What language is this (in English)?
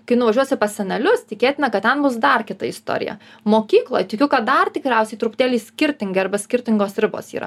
Lithuanian